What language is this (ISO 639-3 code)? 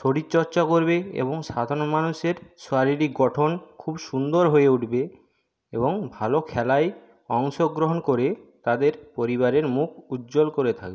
ben